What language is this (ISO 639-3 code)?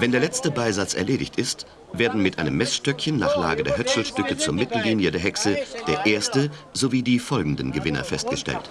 deu